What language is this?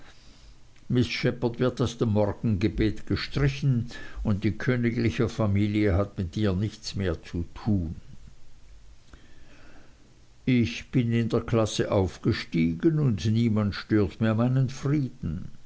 German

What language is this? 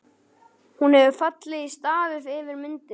Icelandic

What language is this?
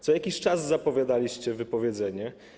Polish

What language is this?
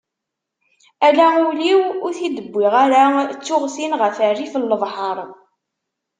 Kabyle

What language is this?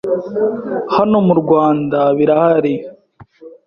Kinyarwanda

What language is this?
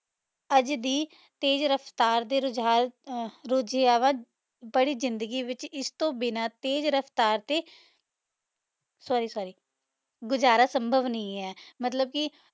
Punjabi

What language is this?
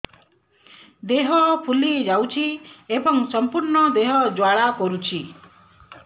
Odia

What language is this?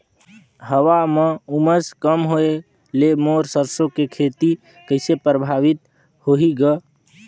Chhattisgarhi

